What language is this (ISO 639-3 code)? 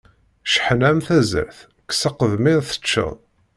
kab